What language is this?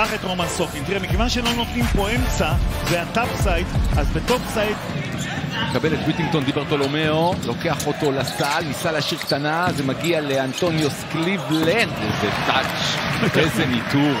Hebrew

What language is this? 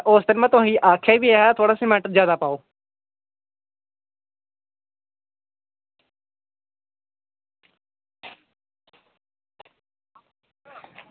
Dogri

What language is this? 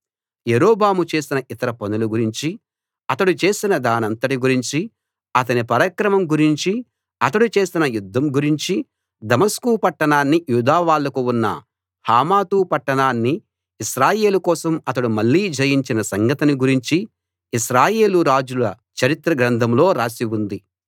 Telugu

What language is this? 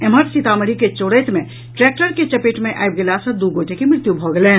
Maithili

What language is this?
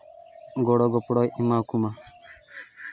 Santali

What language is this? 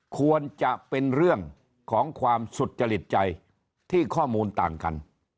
Thai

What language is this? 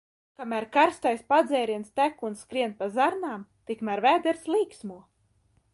Latvian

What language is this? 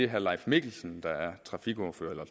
Danish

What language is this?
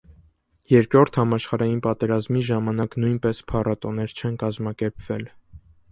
Armenian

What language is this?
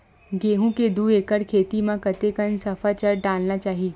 Chhattisgarhi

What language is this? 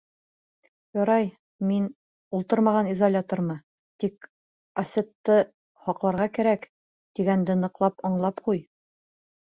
Bashkir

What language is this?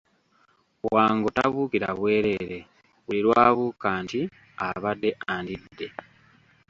Ganda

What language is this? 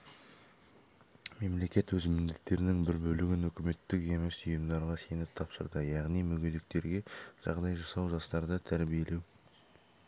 Kazakh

